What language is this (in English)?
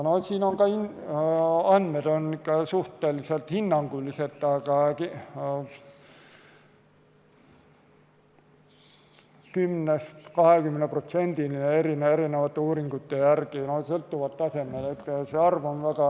Estonian